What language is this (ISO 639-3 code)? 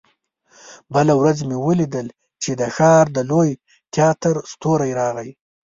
pus